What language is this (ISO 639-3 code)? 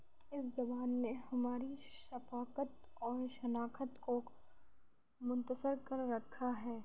urd